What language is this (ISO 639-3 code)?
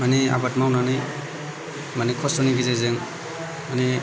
brx